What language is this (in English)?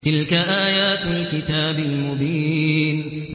Arabic